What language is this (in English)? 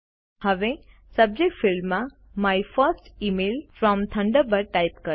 Gujarati